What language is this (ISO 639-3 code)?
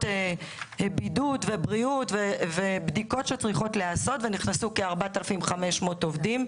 heb